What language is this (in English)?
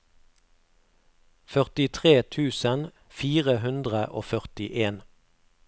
Norwegian